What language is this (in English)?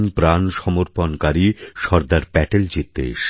Bangla